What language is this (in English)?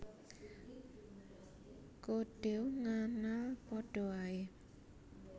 Javanese